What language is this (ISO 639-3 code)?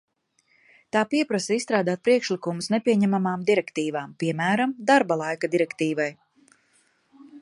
lav